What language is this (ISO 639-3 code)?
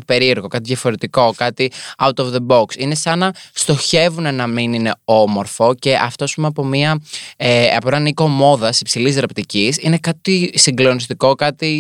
ell